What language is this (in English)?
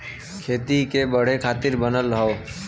Bhojpuri